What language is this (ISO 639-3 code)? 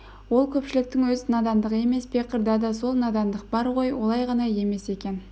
kaz